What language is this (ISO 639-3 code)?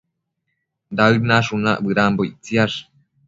mcf